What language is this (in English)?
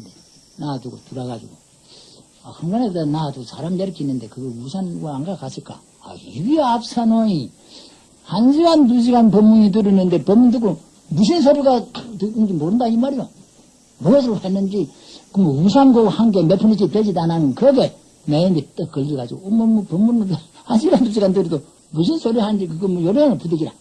Korean